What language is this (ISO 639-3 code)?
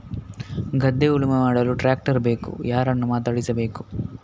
kan